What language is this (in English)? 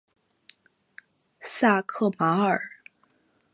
Chinese